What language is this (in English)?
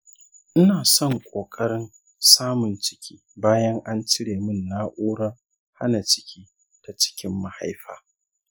Hausa